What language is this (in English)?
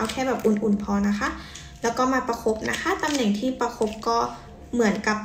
Thai